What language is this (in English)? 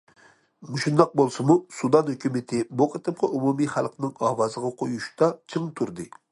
Uyghur